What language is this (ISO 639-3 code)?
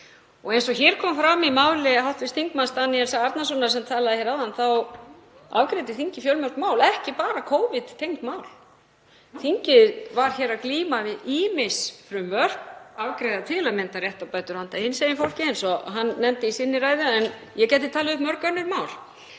isl